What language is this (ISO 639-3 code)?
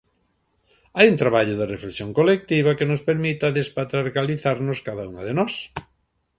glg